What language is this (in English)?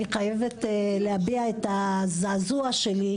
Hebrew